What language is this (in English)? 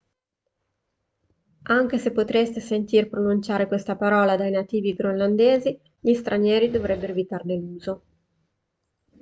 Italian